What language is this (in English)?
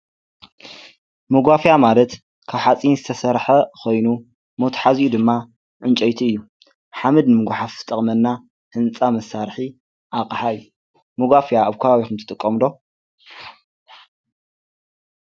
Tigrinya